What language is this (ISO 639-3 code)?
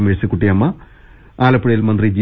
mal